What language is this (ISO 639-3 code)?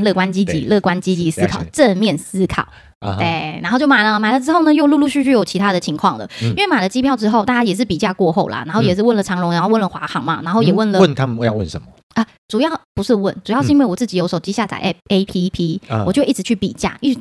zho